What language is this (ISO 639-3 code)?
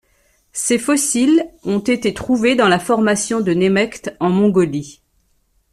fra